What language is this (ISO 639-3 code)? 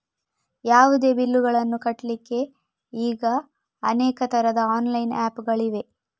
kan